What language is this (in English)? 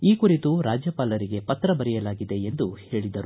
Kannada